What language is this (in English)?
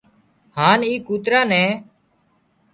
Wadiyara Koli